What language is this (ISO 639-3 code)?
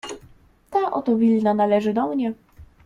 pol